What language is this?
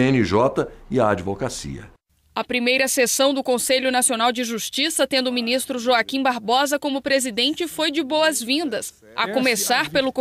Portuguese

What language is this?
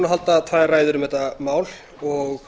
Icelandic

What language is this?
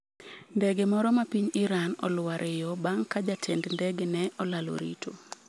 Luo (Kenya and Tanzania)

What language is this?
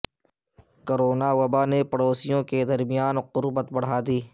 Urdu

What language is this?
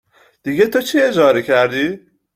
Persian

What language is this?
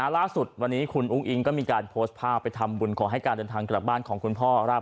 Thai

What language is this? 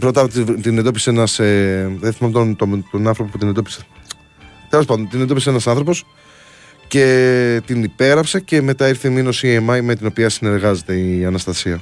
Greek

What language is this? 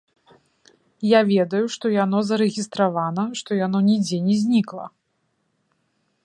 Belarusian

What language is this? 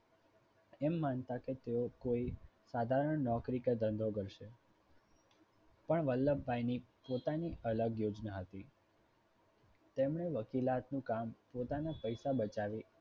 Gujarati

